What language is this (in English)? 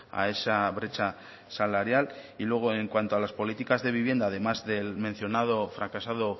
Spanish